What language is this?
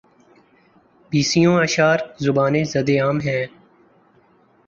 Urdu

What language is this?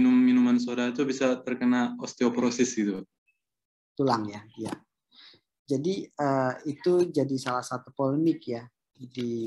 Indonesian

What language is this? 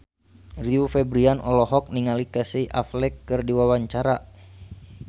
Sundanese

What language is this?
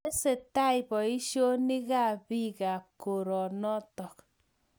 Kalenjin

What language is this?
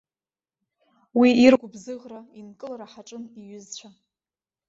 Abkhazian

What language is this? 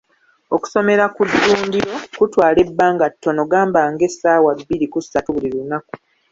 Ganda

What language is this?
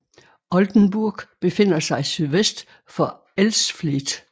Danish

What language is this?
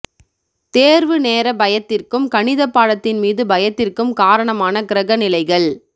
Tamil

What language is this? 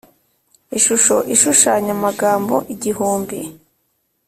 Kinyarwanda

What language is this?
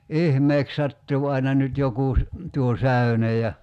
Finnish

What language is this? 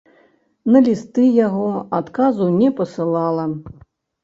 Belarusian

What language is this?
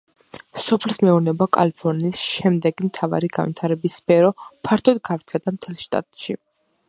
Georgian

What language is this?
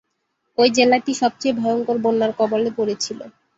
Bangla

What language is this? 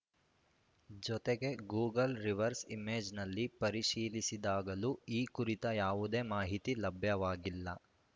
Kannada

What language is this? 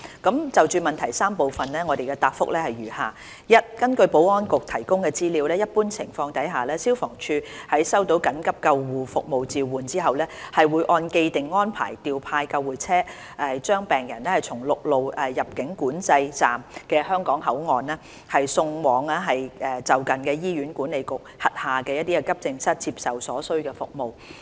Cantonese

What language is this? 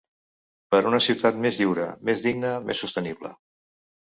Catalan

